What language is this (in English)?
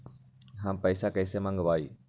Magahi